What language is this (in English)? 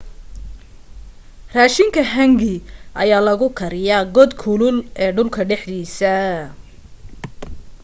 Somali